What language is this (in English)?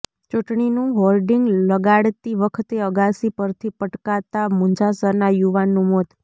Gujarati